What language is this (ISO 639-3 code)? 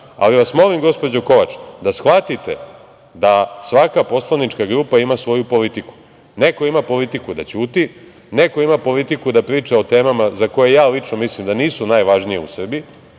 srp